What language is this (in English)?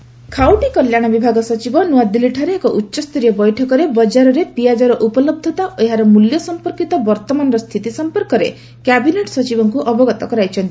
Odia